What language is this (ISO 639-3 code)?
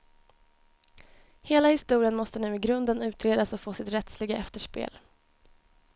swe